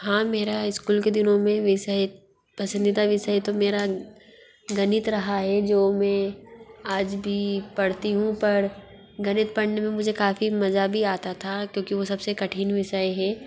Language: Hindi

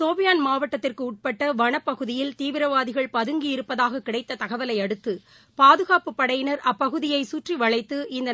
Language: Tamil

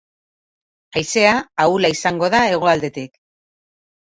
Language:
Basque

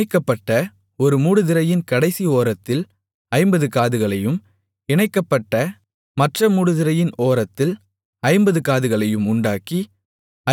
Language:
Tamil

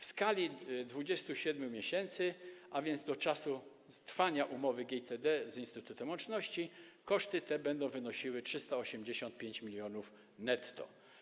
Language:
Polish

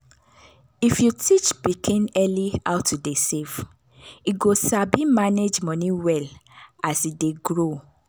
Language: Nigerian Pidgin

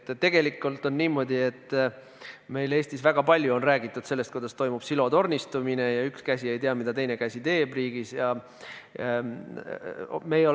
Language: Estonian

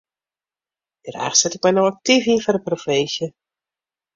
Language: Western Frisian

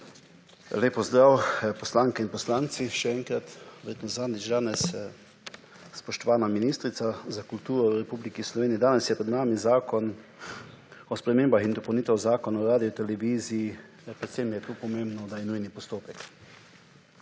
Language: Slovenian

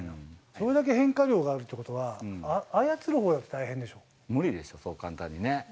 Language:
Japanese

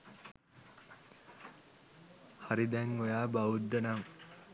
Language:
Sinhala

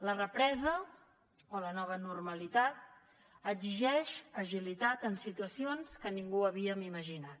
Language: Catalan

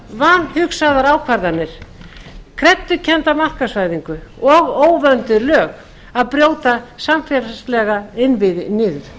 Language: Icelandic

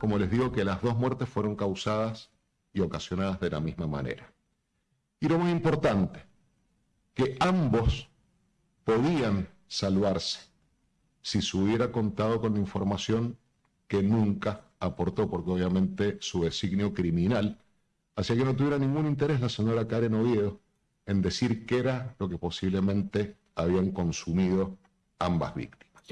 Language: Spanish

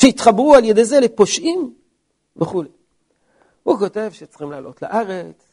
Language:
Hebrew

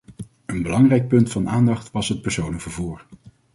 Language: Dutch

